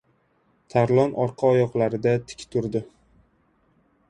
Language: Uzbek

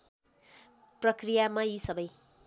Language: Nepali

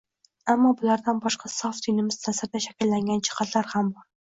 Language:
Uzbek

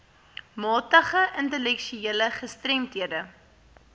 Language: Afrikaans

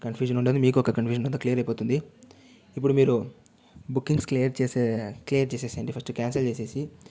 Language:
Telugu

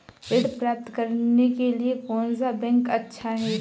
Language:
Hindi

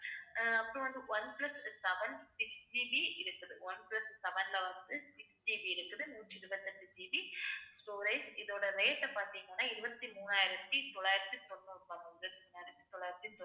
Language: Tamil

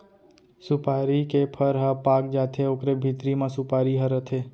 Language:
Chhattisgarhi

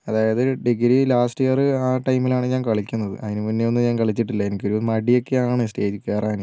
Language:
Malayalam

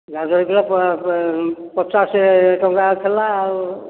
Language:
Odia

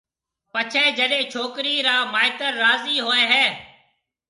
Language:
Marwari (Pakistan)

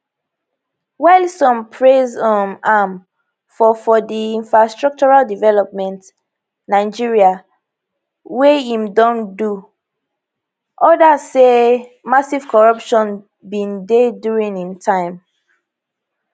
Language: Nigerian Pidgin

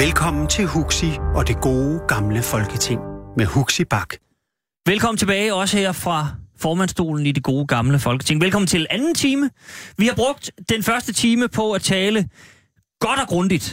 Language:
Danish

